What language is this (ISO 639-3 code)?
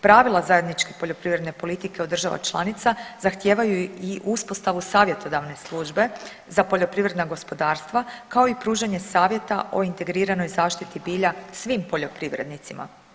hrv